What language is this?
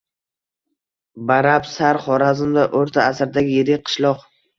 Uzbek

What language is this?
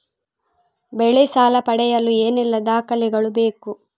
Kannada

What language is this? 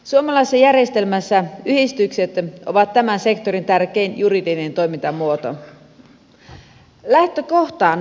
Finnish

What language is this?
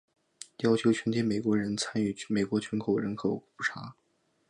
Chinese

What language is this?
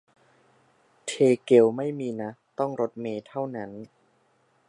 Thai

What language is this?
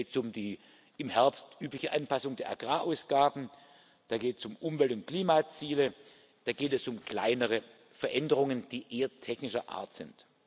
German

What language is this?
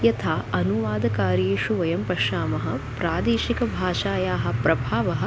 Sanskrit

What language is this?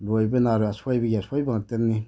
Manipuri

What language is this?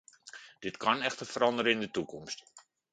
Dutch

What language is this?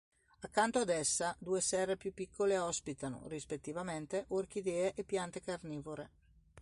Italian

